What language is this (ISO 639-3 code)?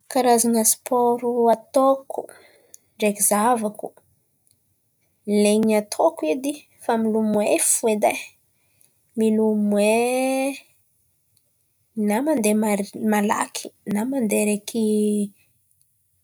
xmv